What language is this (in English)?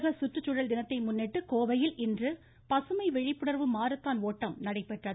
Tamil